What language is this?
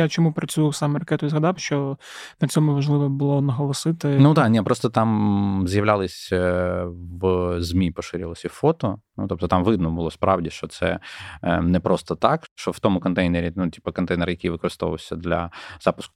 Ukrainian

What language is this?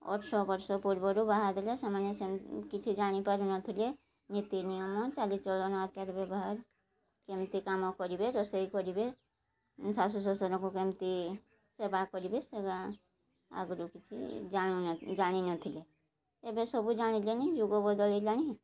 Odia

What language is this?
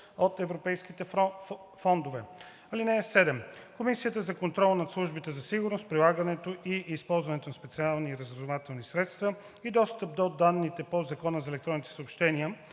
Bulgarian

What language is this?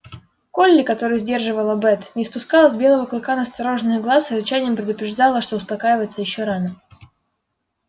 Russian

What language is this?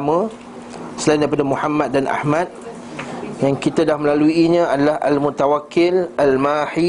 Malay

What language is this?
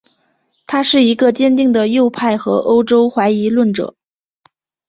Chinese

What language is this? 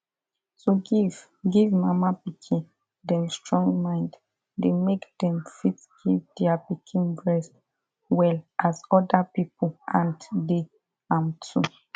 Nigerian Pidgin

